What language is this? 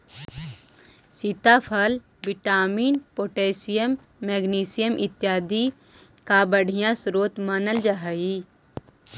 Magahi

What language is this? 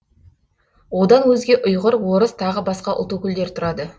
Kazakh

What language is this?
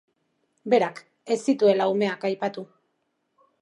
Basque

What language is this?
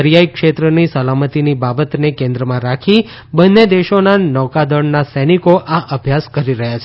Gujarati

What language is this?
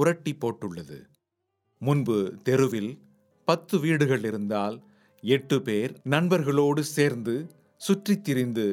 Tamil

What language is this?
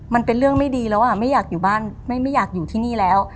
Thai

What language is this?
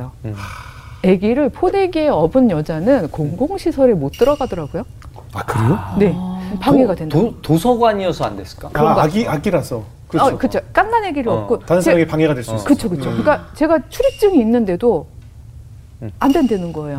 Korean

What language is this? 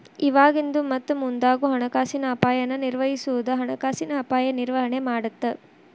Kannada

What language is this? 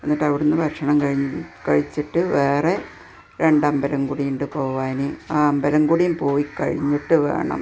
Malayalam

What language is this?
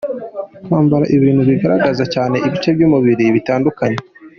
Kinyarwanda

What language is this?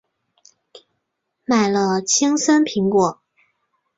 Chinese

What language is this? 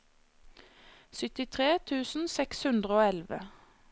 Norwegian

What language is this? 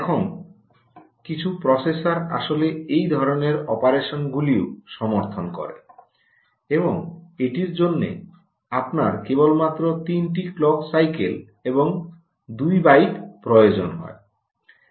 Bangla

